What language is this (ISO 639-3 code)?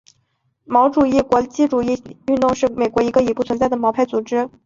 zho